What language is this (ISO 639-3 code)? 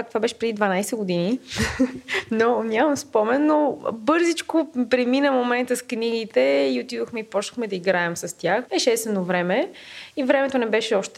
bul